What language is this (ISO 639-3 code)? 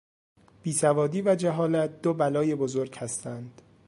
fas